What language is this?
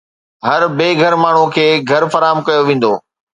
Sindhi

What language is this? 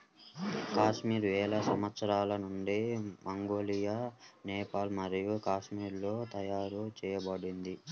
Telugu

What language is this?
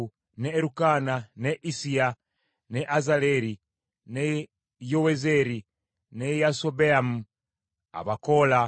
Ganda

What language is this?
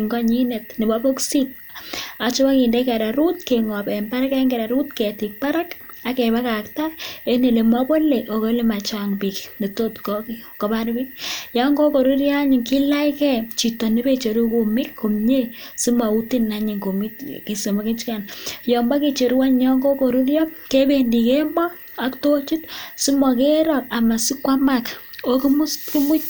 Kalenjin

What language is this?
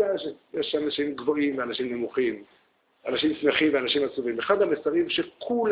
Hebrew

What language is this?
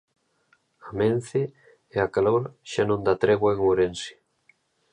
Galician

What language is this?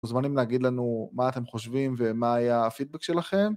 Hebrew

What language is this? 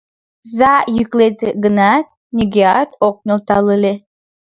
Mari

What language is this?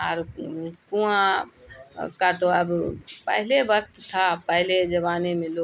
Urdu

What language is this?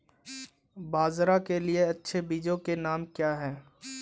Hindi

